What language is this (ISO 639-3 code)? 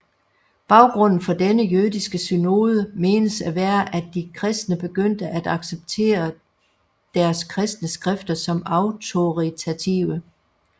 dan